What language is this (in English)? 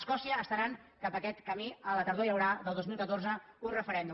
Catalan